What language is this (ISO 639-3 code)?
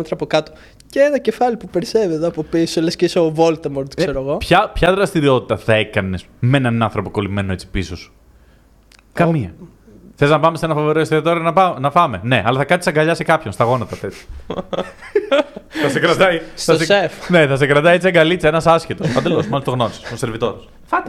ell